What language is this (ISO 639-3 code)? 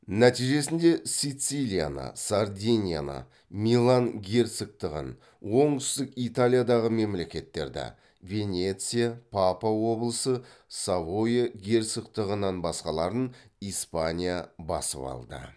kaz